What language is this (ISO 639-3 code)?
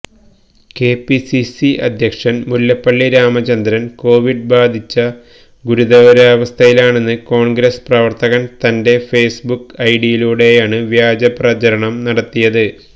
mal